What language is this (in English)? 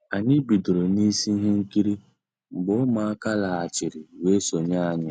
Igbo